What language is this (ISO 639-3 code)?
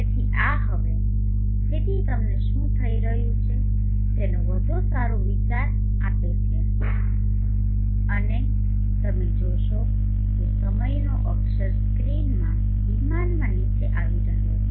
guj